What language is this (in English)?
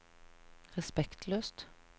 Norwegian